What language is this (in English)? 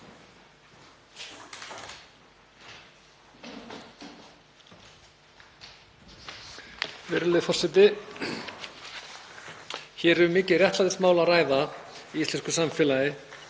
Icelandic